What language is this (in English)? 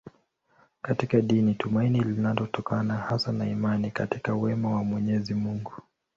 Swahili